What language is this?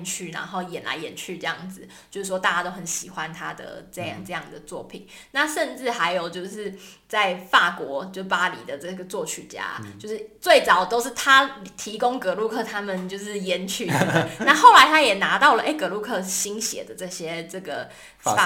Chinese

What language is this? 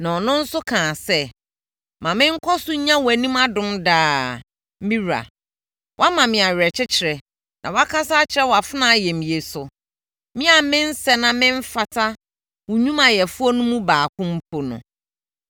Akan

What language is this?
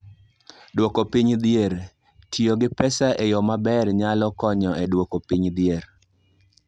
Luo (Kenya and Tanzania)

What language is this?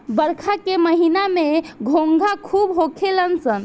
Bhojpuri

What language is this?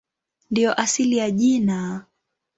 Swahili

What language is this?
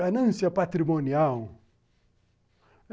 Portuguese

